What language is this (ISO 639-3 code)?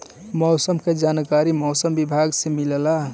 bho